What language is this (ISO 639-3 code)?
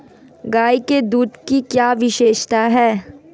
hin